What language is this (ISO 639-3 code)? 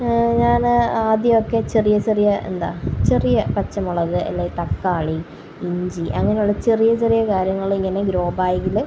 mal